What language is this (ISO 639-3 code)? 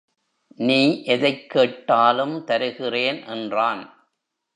tam